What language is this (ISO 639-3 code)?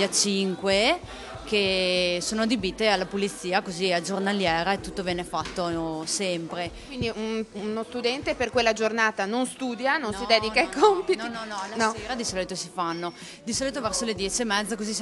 ita